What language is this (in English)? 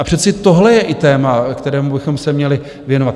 Czech